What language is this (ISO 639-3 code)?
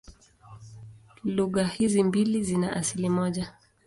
swa